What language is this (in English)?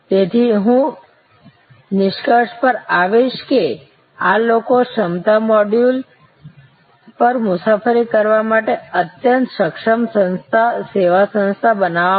Gujarati